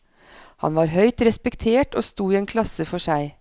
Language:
Norwegian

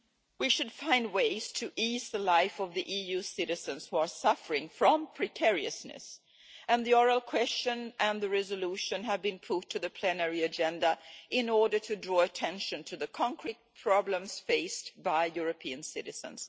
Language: English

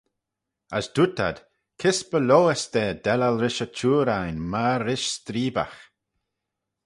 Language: Manx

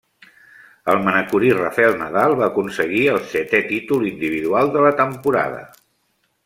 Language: Catalan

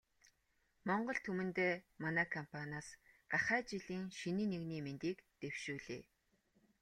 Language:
Mongolian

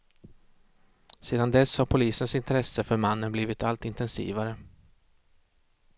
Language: Swedish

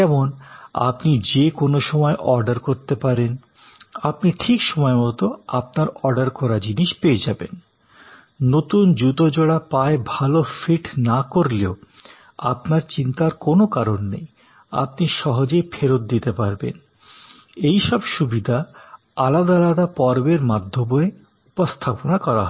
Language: Bangla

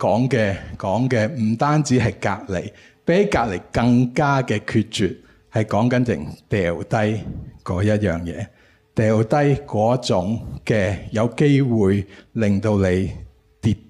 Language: Chinese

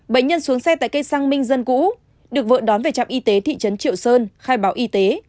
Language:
Vietnamese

